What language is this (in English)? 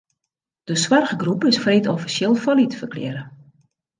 Western Frisian